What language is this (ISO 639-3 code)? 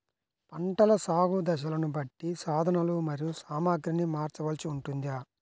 tel